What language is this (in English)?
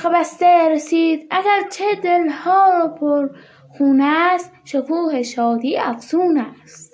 Persian